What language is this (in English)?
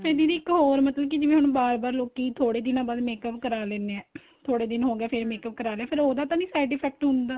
Punjabi